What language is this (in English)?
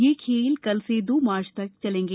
Hindi